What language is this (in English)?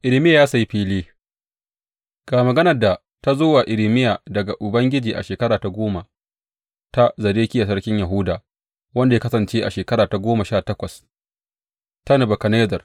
Hausa